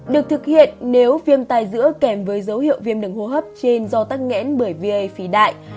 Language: Vietnamese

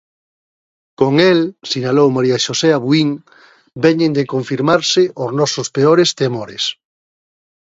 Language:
Galician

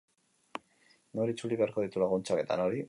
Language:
Basque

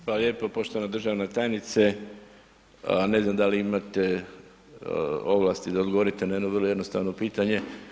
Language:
Croatian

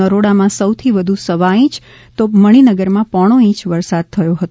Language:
Gujarati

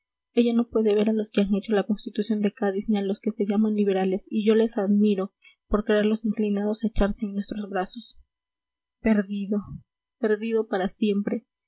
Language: Spanish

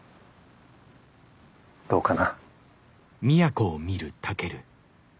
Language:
Japanese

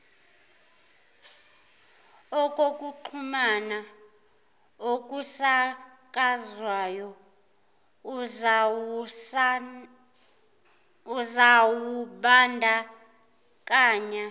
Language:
Zulu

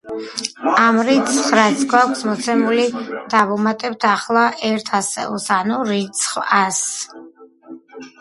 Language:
Georgian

